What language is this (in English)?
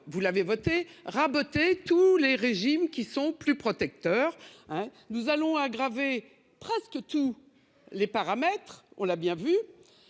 French